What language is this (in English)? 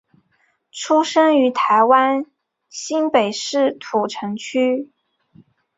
Chinese